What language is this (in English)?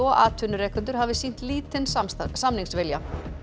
Icelandic